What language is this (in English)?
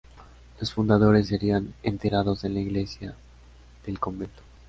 Spanish